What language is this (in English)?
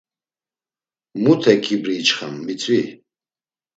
Laz